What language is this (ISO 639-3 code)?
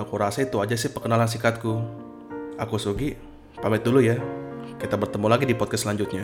ind